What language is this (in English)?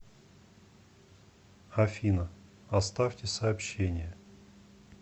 Russian